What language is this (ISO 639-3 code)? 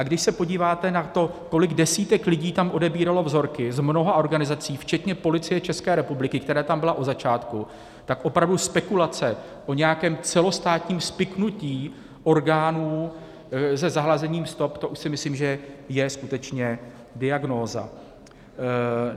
ces